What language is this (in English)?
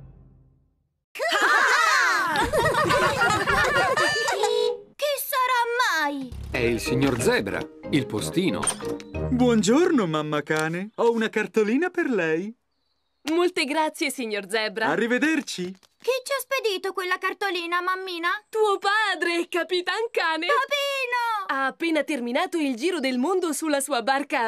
Italian